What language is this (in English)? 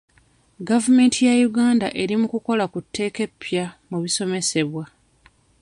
Ganda